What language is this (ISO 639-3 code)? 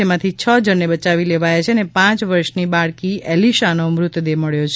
guj